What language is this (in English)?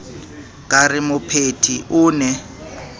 Southern Sotho